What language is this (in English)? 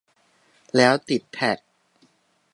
Thai